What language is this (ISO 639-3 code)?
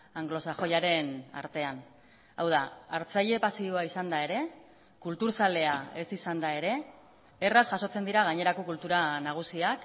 eus